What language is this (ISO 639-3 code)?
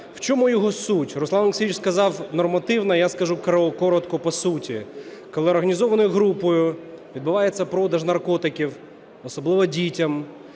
ukr